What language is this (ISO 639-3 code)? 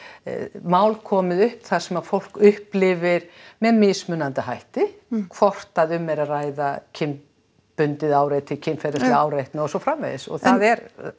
isl